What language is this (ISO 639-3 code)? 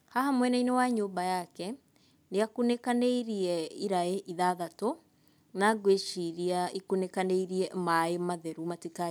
kik